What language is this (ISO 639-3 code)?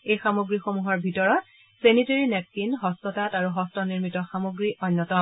asm